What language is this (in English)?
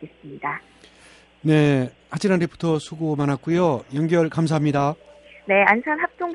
Korean